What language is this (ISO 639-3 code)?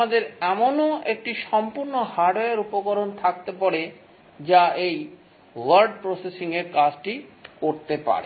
ben